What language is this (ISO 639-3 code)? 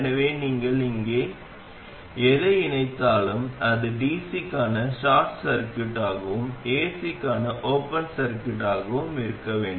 tam